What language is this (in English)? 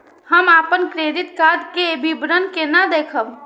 Maithili